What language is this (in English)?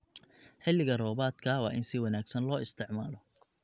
Somali